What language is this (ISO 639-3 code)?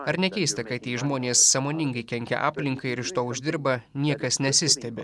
lit